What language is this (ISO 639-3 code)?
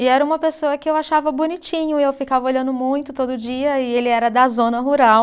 por